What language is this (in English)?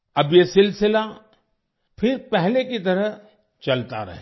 Hindi